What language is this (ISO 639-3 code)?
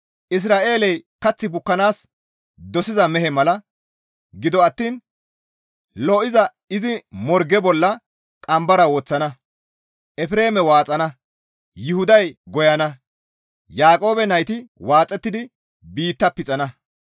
gmv